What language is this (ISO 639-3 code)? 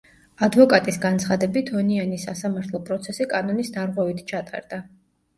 kat